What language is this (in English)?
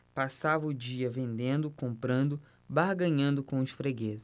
Portuguese